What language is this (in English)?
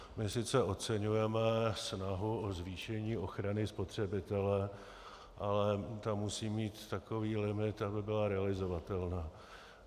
Czech